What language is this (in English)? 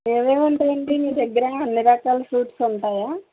Telugu